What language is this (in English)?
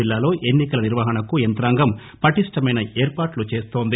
Telugu